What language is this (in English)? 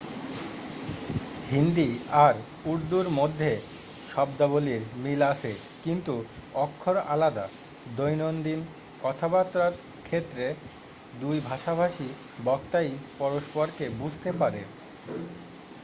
Bangla